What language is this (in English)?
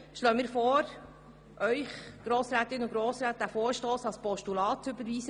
Swiss German